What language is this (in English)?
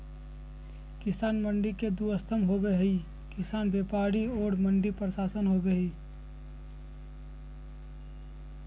Magahi